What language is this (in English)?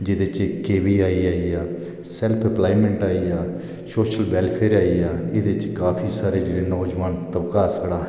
Dogri